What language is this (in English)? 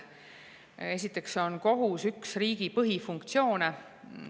Estonian